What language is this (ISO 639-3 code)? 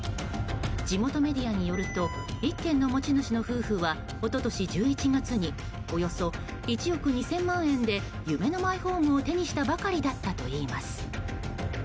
jpn